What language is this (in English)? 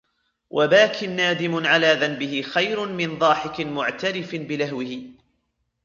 Arabic